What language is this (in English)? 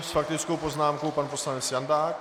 Czech